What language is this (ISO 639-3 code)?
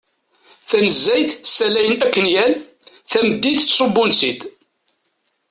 kab